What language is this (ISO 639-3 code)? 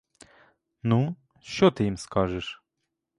ukr